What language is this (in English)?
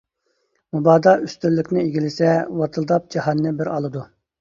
Uyghur